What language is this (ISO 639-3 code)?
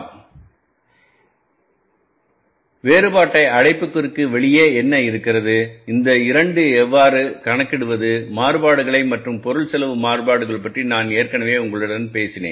tam